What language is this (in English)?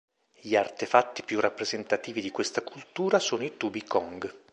Italian